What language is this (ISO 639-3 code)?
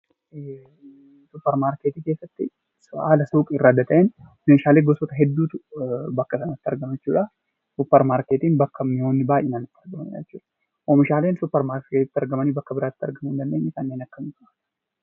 orm